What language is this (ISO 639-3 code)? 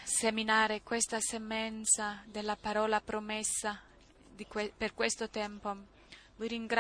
ita